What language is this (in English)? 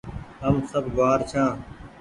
Goaria